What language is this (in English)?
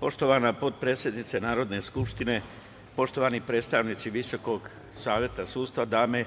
Serbian